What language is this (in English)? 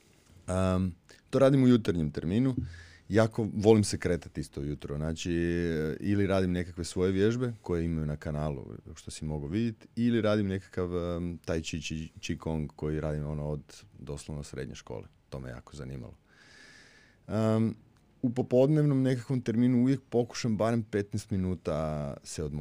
Croatian